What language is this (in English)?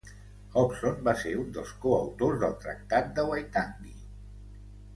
Catalan